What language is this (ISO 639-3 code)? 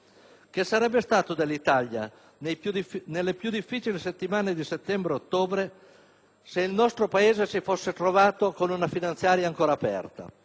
ita